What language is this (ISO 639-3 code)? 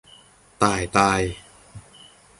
tha